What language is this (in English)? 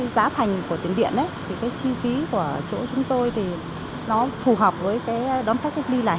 Vietnamese